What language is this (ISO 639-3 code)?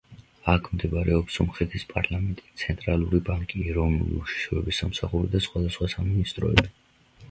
kat